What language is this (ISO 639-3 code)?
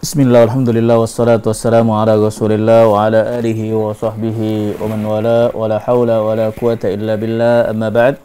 ind